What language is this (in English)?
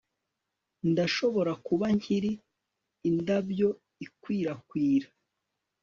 Kinyarwanda